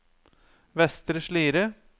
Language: Norwegian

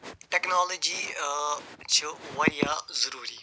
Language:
Kashmiri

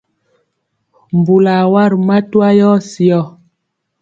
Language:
Mpiemo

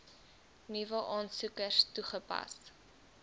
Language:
Afrikaans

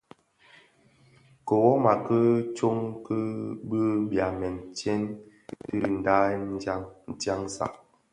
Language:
Bafia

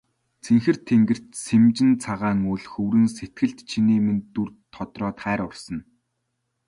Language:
Mongolian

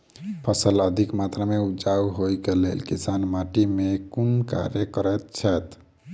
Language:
Maithili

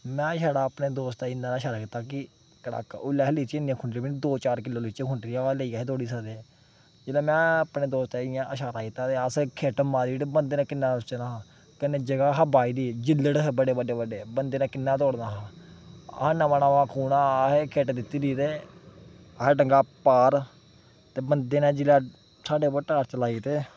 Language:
Dogri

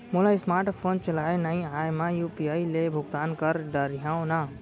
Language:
Chhattisgarhi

